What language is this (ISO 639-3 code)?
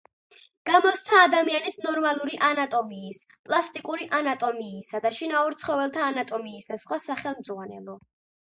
kat